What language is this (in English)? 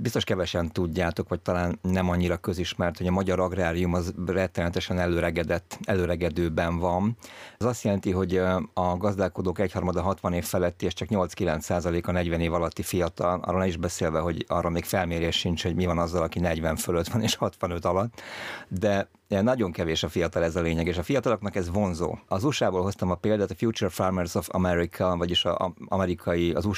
Hungarian